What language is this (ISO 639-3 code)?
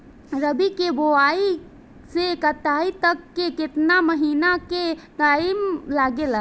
bho